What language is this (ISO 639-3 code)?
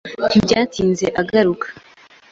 kin